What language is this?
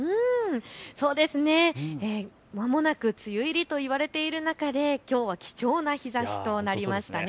Japanese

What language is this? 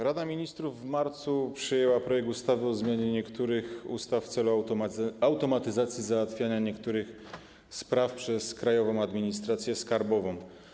Polish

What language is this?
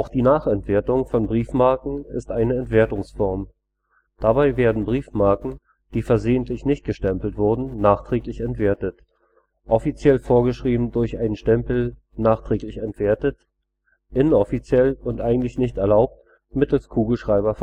German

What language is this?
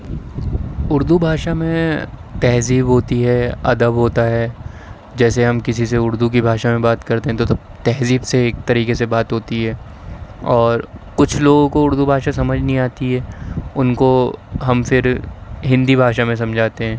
Urdu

